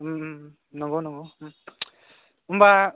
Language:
Bodo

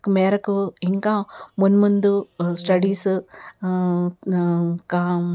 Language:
Telugu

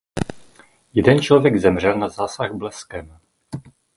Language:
Czech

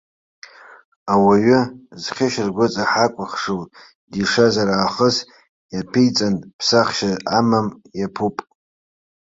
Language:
Abkhazian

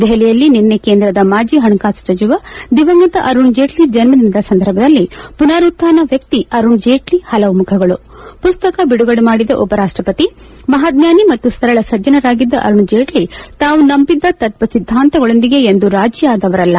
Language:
Kannada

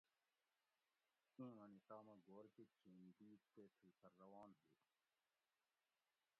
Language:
Gawri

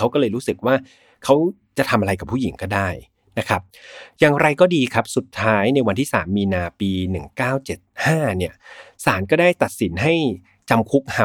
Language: Thai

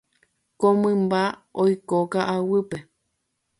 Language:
Guarani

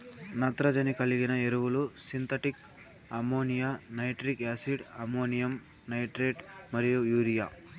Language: Telugu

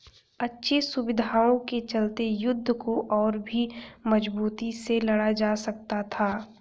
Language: Hindi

